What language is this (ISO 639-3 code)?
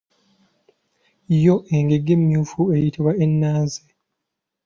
lug